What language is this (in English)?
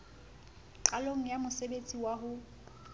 Southern Sotho